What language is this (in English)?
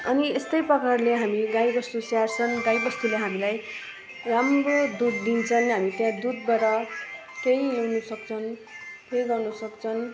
Nepali